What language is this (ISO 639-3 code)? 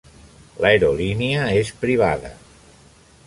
cat